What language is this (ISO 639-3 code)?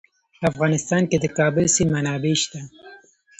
pus